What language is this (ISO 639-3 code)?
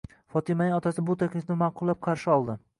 uzb